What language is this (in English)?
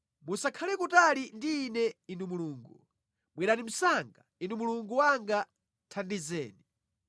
Nyanja